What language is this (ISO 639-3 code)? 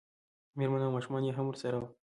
pus